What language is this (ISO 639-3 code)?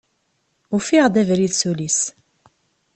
kab